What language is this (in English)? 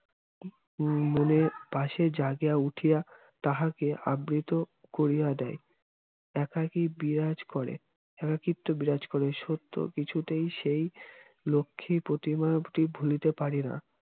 Bangla